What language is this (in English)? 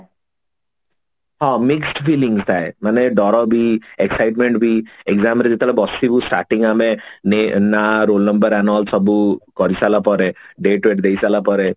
Odia